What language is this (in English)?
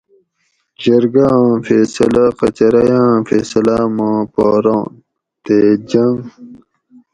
Gawri